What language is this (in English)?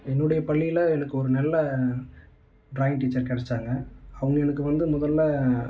Tamil